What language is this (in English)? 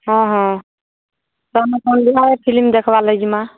Odia